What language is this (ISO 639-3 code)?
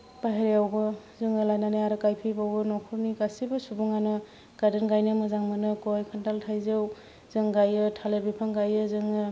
brx